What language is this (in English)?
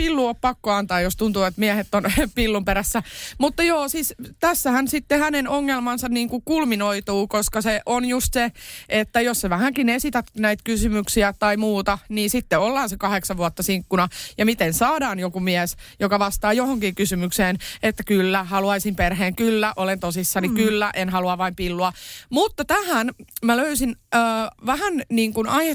Finnish